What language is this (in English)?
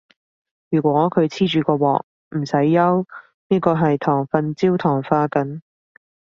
Cantonese